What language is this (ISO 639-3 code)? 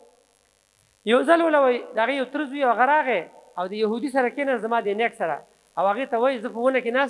ara